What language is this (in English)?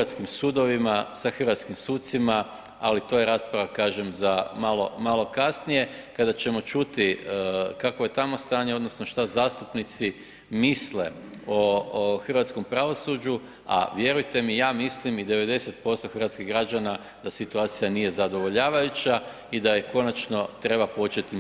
Croatian